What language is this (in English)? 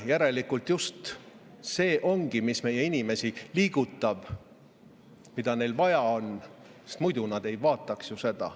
Estonian